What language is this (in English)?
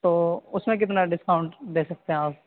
Urdu